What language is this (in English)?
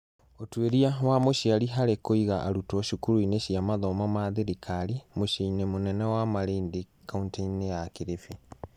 Kikuyu